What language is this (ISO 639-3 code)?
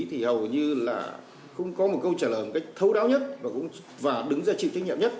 vie